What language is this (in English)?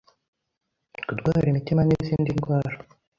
Kinyarwanda